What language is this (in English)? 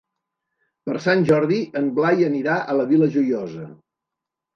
Catalan